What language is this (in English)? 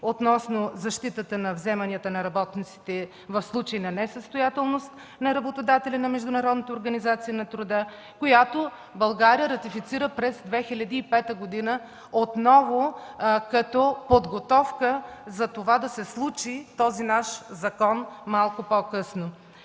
Bulgarian